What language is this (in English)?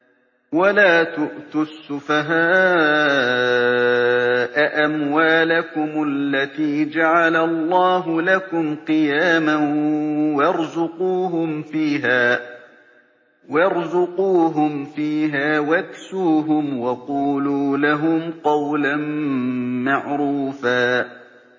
Arabic